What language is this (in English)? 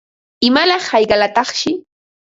Ambo-Pasco Quechua